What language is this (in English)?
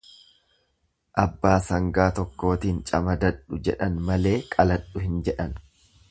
Oromo